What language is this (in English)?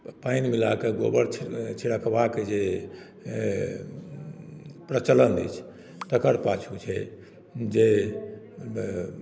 Maithili